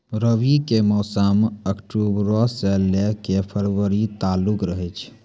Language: Maithili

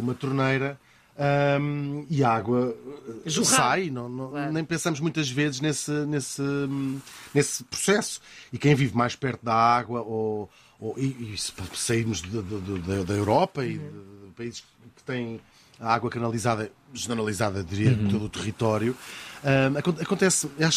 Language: Portuguese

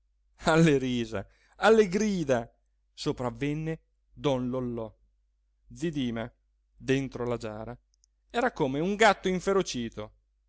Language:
Italian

